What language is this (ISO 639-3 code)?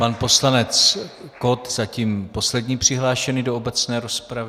ces